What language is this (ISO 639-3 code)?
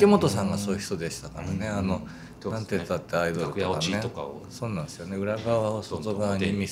jpn